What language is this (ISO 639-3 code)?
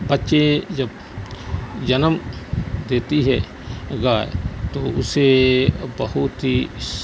urd